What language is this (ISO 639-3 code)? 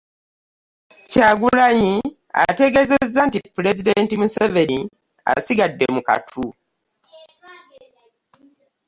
lug